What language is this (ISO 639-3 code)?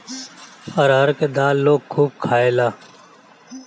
bho